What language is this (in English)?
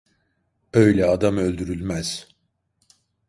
Turkish